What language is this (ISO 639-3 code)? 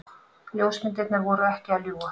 isl